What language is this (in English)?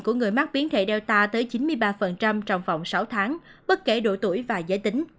Vietnamese